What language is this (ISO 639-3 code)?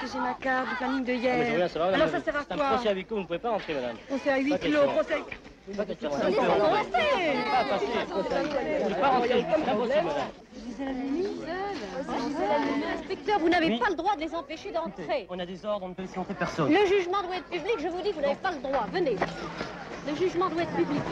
fra